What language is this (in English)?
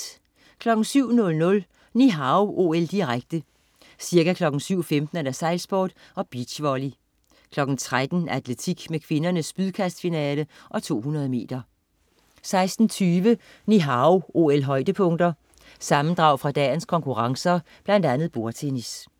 Danish